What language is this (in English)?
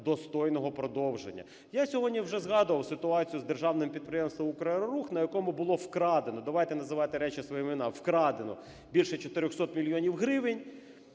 Ukrainian